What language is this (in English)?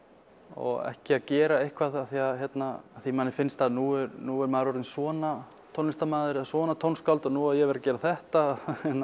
Icelandic